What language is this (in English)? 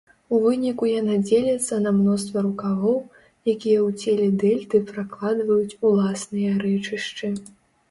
Belarusian